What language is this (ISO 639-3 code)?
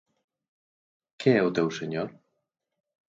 glg